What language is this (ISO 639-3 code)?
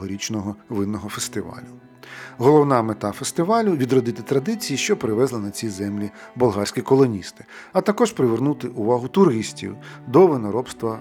ukr